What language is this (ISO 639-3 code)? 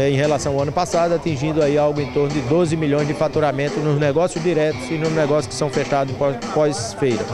por